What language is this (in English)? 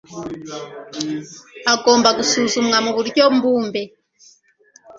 Kinyarwanda